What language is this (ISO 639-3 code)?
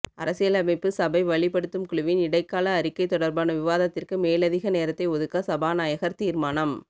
tam